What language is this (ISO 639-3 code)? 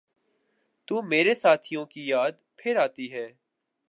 urd